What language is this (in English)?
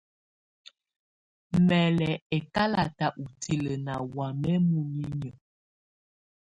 Tunen